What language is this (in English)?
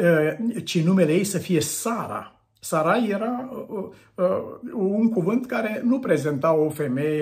Romanian